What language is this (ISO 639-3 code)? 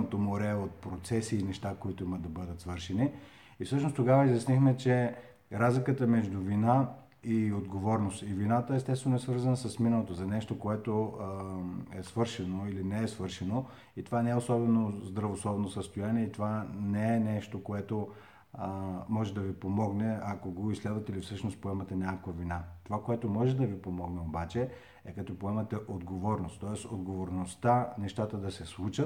bul